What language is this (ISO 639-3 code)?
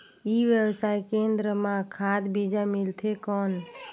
hne